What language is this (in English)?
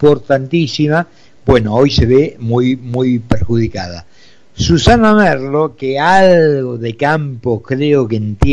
Spanish